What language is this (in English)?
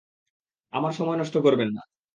Bangla